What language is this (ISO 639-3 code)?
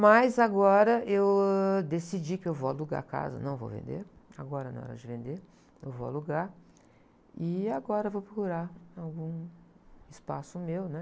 por